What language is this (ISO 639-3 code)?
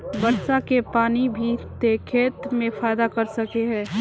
mag